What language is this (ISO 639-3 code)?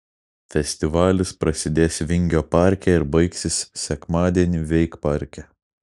lit